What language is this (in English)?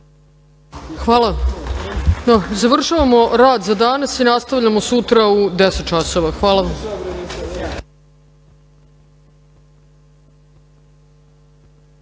Serbian